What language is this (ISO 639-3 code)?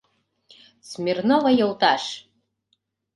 chm